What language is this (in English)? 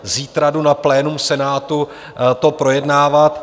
Czech